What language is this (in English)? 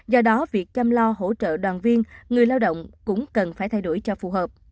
Vietnamese